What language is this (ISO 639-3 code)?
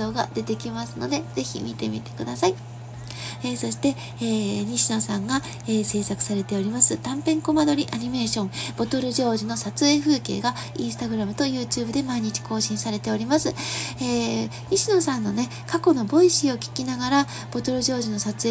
jpn